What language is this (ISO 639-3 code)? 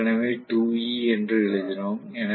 tam